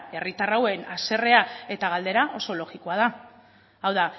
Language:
Basque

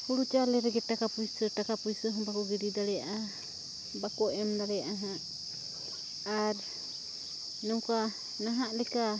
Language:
Santali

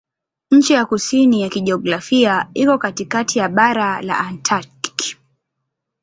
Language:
Swahili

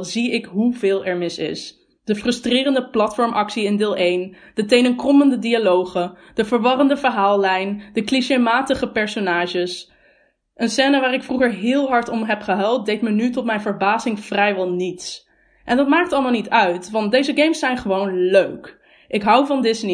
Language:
Dutch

